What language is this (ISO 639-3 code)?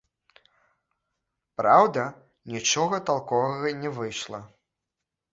bel